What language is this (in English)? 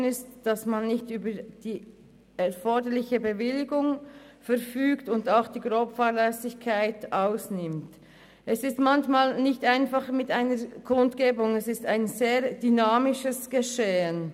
Swiss German